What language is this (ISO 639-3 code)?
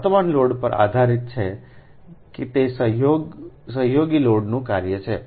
guj